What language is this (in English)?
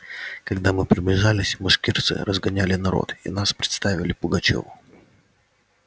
Russian